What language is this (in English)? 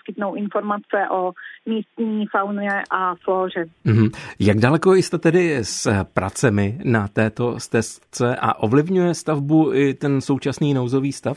Czech